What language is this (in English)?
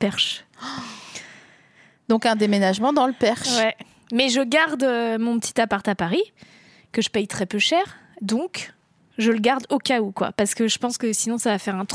French